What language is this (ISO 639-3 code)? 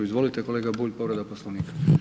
hrv